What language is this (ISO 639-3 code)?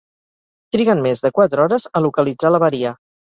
cat